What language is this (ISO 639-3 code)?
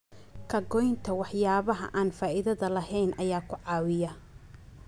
som